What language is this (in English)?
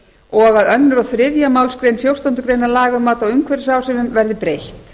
Icelandic